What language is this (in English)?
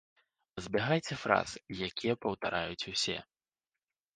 Belarusian